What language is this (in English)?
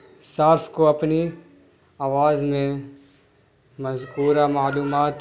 Urdu